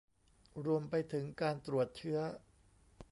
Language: Thai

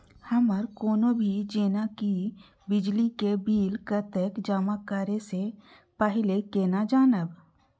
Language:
Maithili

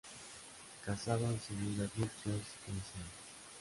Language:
Spanish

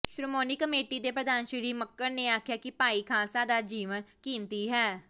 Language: Punjabi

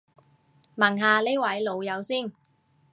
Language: Cantonese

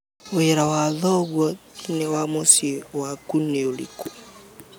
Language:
Kikuyu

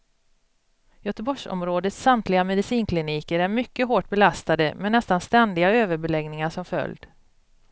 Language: Swedish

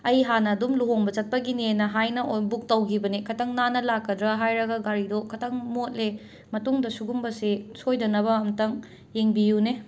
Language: Manipuri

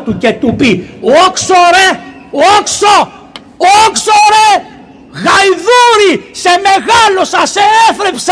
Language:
Greek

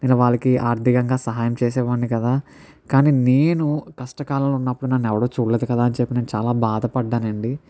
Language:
Telugu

